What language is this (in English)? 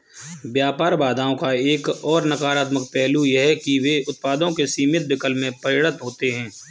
Hindi